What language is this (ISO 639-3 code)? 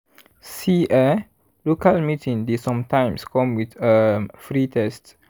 pcm